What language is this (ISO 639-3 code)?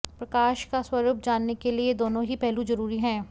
hin